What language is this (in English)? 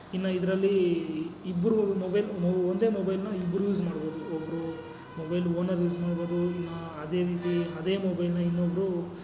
Kannada